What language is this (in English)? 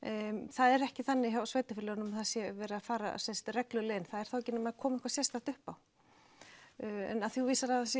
Icelandic